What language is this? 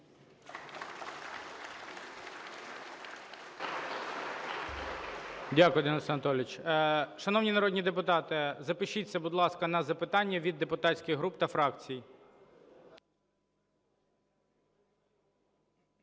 Ukrainian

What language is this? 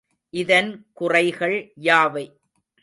Tamil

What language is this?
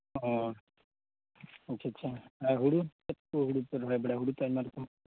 Santali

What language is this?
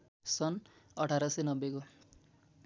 Nepali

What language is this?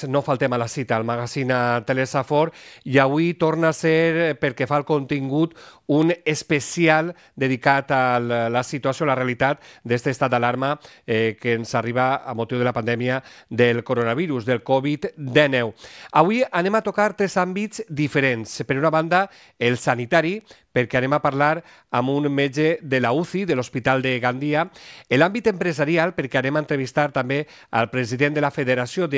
Spanish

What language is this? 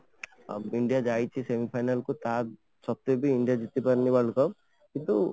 Odia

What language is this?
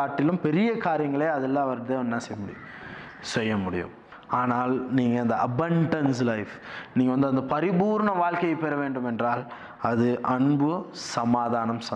Tamil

